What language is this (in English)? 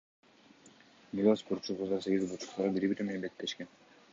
Kyrgyz